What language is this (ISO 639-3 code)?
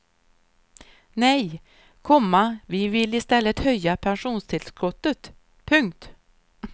swe